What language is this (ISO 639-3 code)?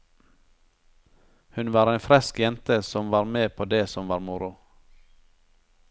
nor